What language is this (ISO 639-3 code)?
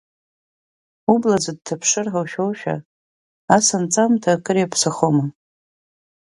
abk